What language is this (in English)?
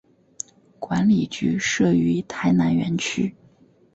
Chinese